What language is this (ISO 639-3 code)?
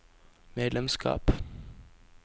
nor